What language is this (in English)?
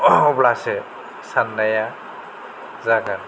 Bodo